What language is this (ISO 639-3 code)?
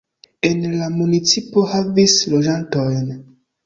epo